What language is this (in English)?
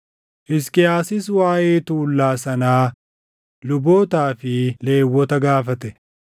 Oromo